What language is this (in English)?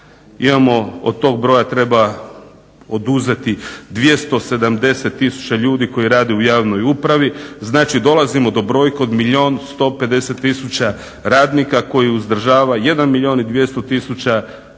Croatian